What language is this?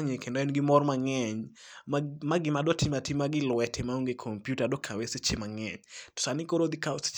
Luo (Kenya and Tanzania)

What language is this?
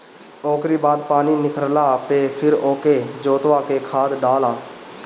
Bhojpuri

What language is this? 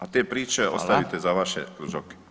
Croatian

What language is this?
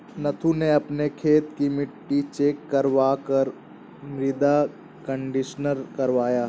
Hindi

